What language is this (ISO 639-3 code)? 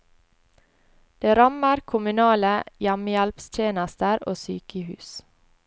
nor